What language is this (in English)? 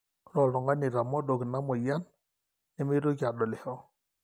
Masai